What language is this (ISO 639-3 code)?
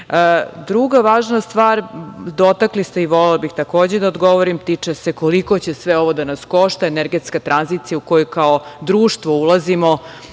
srp